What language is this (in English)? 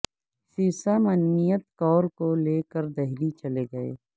Urdu